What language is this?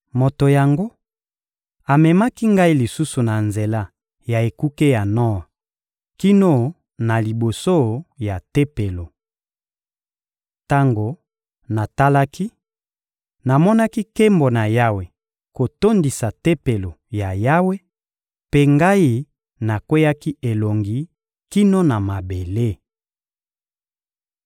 Lingala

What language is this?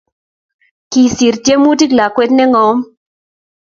Kalenjin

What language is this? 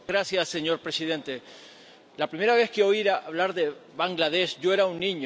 Spanish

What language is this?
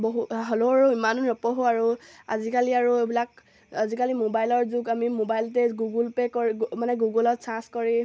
Assamese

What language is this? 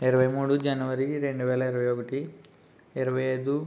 Telugu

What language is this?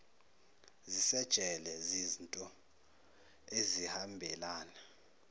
Zulu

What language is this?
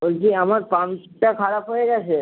Bangla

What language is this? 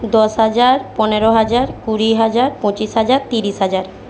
Bangla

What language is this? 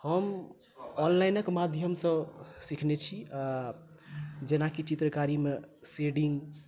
Maithili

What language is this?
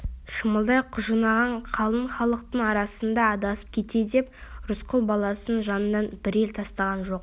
Kazakh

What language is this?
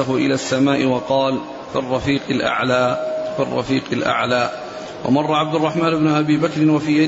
Arabic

